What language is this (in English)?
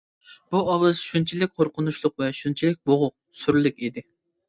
Uyghur